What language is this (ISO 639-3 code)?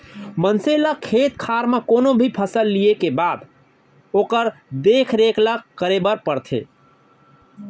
hne